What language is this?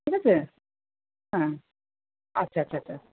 Bangla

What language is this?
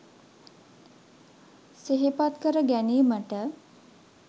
Sinhala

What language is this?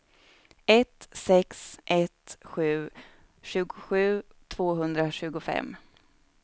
Swedish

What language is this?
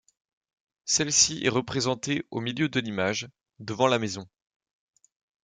French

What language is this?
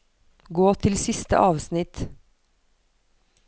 Norwegian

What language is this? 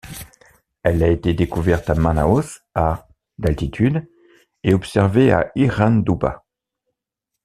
French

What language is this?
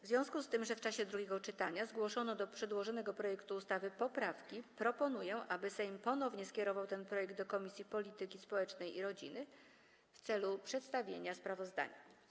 Polish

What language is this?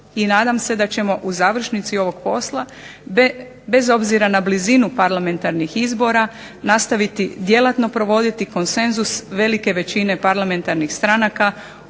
Croatian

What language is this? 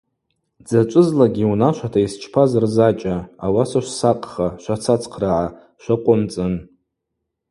Abaza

